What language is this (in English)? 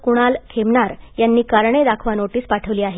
Marathi